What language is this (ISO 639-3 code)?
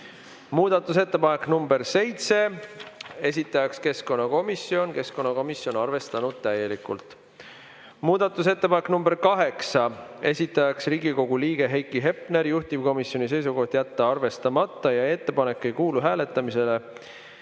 est